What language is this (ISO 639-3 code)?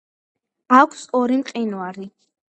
kat